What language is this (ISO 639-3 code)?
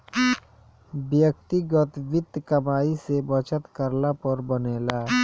bho